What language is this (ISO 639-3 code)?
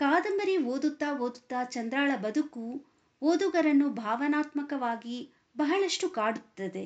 kan